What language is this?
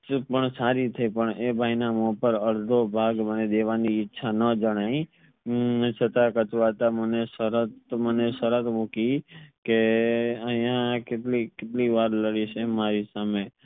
Gujarati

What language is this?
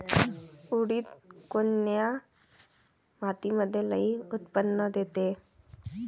Marathi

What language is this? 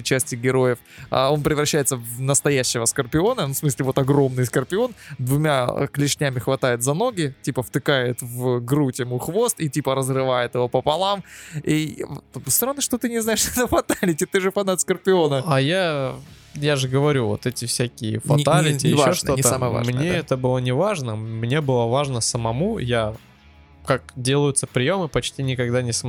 Russian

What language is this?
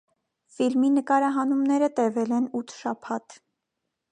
Armenian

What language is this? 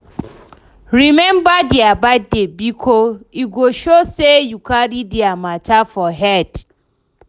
Nigerian Pidgin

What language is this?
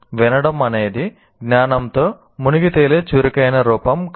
Telugu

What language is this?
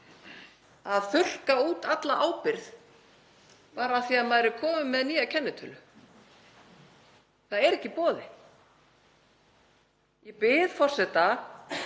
Icelandic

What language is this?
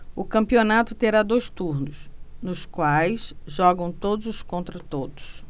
Portuguese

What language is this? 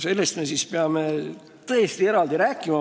Estonian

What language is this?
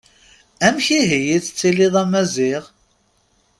Kabyle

